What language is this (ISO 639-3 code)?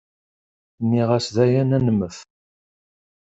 kab